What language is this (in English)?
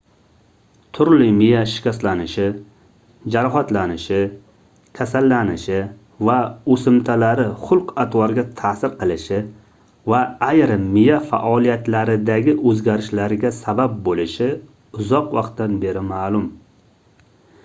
Uzbek